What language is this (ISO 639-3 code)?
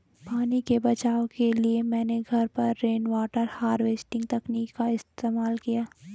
hin